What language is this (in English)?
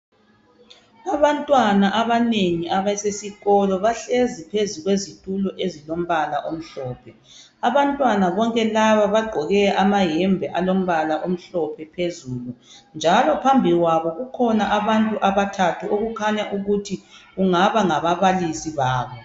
North Ndebele